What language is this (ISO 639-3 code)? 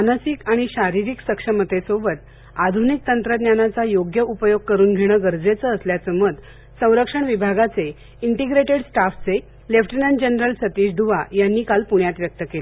mar